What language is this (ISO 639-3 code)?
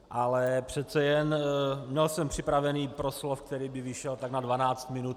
ces